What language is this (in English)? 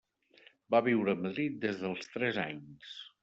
Catalan